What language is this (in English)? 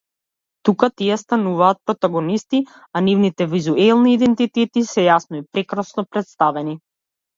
Macedonian